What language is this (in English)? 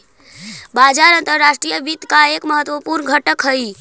Magahi